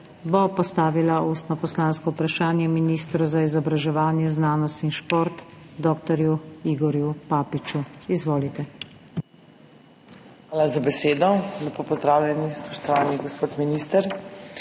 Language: Slovenian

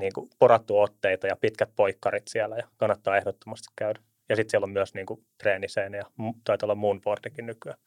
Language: Finnish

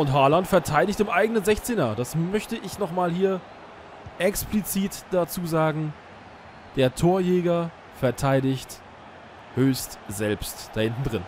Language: German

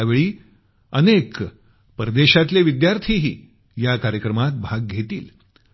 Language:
Marathi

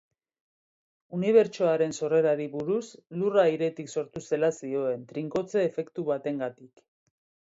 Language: Basque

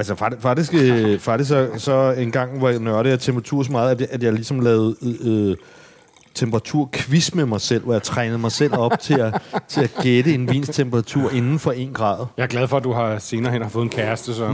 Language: Danish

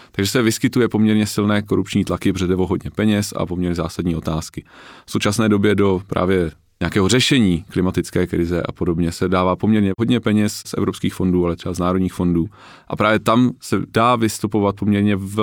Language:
Czech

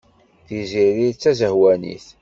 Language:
Kabyle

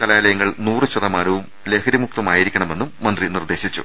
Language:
Malayalam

